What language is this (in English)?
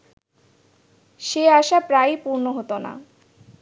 Bangla